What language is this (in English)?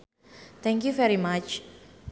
Sundanese